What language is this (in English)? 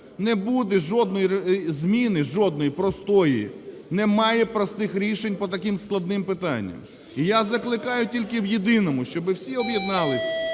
Ukrainian